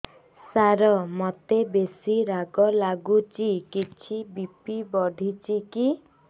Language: Odia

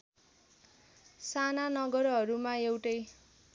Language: Nepali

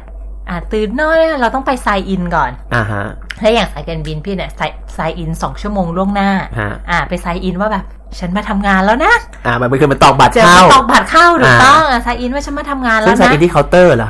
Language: Thai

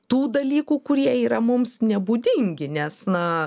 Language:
Lithuanian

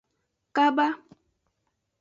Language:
Aja (Benin)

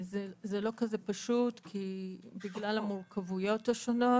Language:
Hebrew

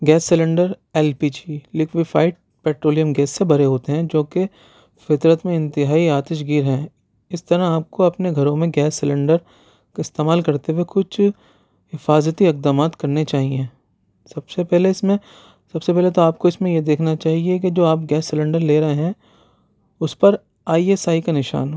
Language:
Urdu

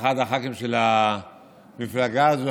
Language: Hebrew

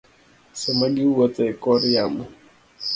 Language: Luo (Kenya and Tanzania)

